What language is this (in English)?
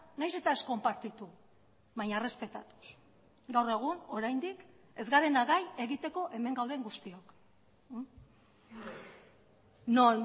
Basque